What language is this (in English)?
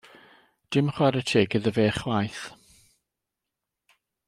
Welsh